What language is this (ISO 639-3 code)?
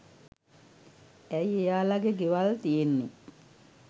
sin